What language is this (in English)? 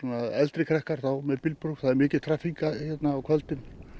Icelandic